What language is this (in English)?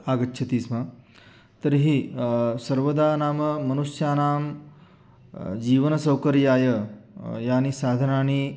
Sanskrit